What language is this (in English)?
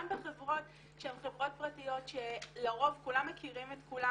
Hebrew